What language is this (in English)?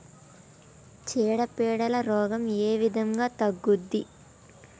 Telugu